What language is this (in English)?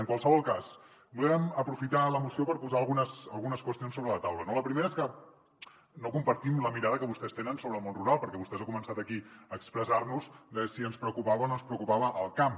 Catalan